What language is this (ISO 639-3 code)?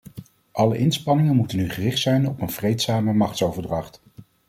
nld